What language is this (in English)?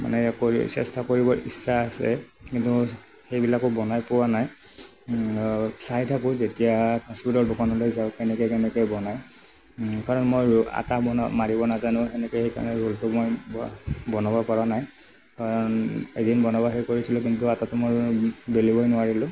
Assamese